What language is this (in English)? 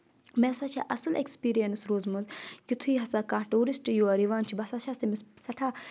Kashmiri